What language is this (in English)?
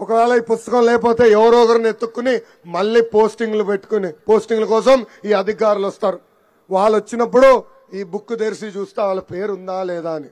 Telugu